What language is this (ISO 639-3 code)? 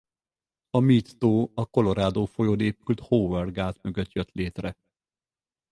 hun